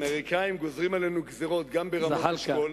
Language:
Hebrew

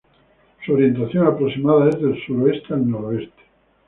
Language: Spanish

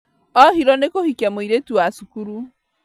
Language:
Kikuyu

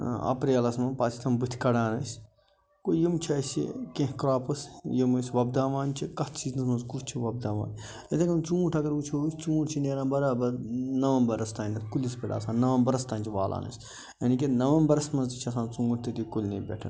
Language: Kashmiri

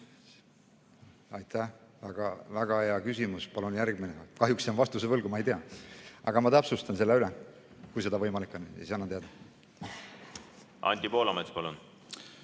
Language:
Estonian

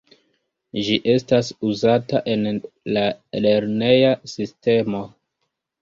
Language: Esperanto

